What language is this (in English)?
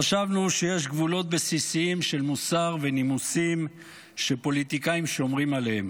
Hebrew